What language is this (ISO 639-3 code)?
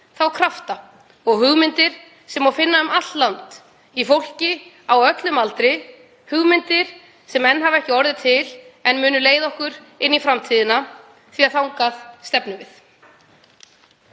isl